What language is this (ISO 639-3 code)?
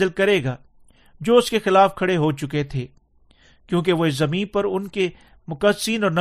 urd